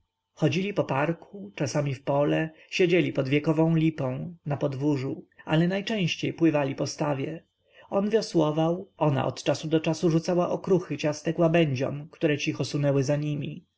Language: Polish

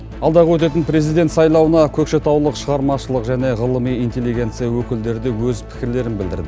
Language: Kazakh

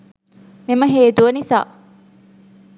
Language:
Sinhala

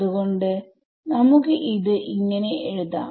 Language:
Malayalam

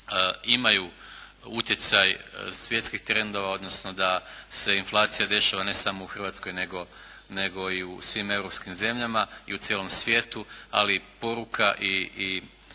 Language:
Croatian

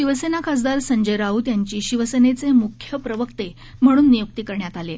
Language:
Marathi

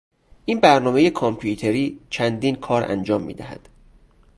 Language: Persian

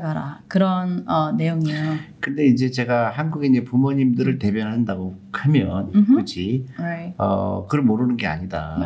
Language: Korean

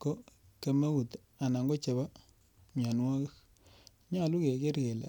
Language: Kalenjin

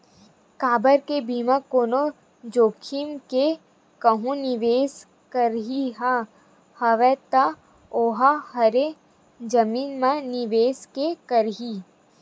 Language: Chhattisgarhi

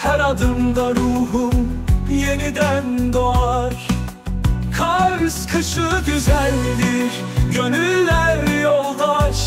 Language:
Turkish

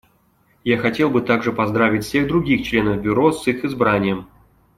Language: Russian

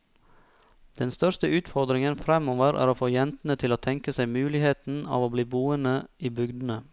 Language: Norwegian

